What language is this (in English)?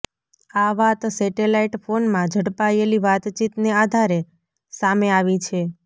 Gujarati